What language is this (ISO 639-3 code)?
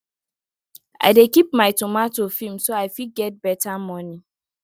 pcm